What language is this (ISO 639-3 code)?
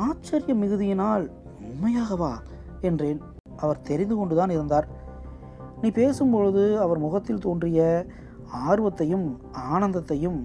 tam